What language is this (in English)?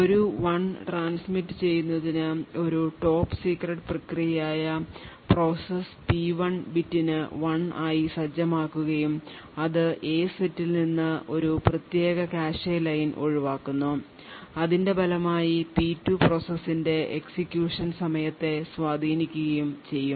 Malayalam